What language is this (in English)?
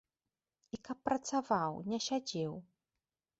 Belarusian